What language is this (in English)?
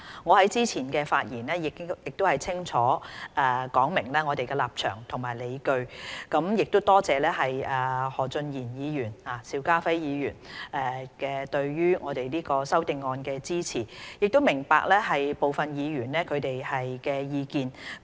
Cantonese